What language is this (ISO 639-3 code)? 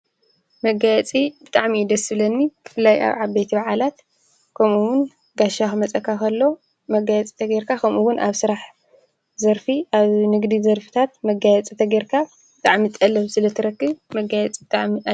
tir